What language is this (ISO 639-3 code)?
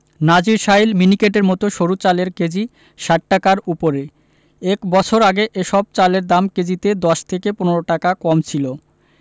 ben